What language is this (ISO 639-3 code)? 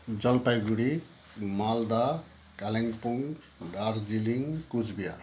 nep